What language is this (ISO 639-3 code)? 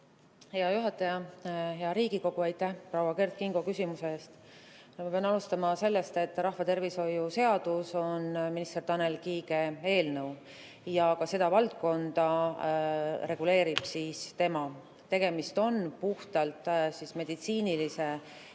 est